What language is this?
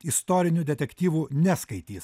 Lithuanian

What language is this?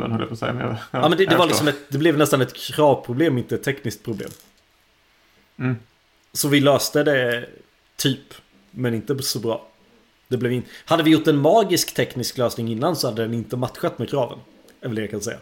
Swedish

